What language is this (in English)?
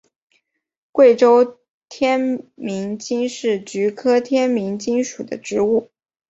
Chinese